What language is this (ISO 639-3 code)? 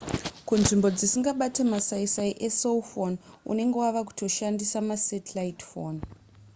sna